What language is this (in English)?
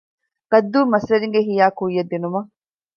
Divehi